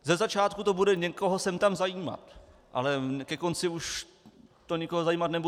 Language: Czech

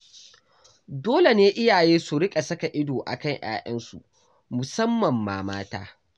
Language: Hausa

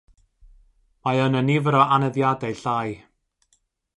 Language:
Welsh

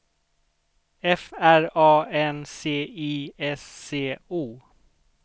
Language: Swedish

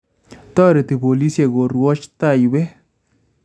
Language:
Kalenjin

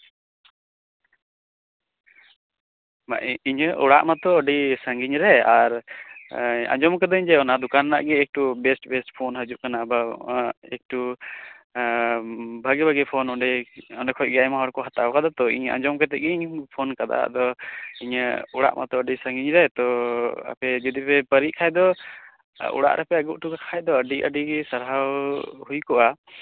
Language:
Santali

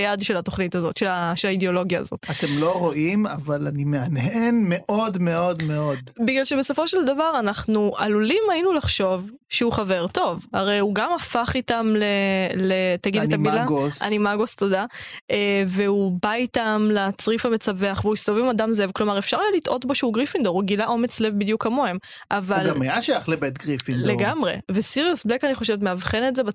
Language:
Hebrew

